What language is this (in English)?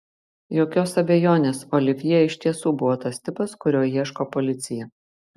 Lithuanian